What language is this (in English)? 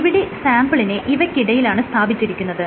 Malayalam